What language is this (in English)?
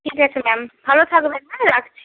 Bangla